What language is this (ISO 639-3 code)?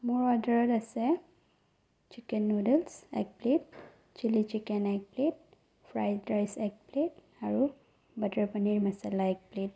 asm